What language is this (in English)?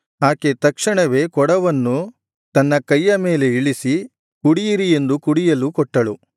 Kannada